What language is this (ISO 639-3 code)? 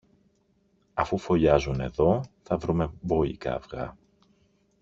ell